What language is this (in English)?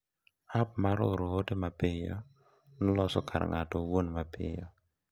Luo (Kenya and Tanzania)